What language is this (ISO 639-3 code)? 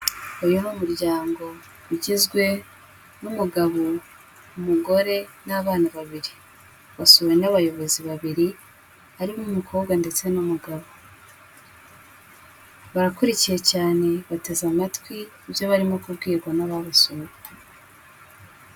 kin